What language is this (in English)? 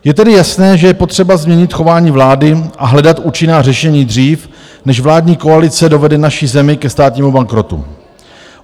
Czech